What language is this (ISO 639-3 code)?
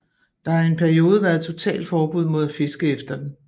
dan